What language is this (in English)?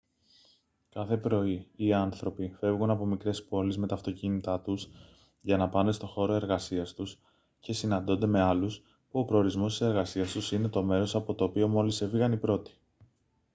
Greek